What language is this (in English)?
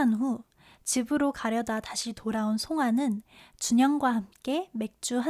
Korean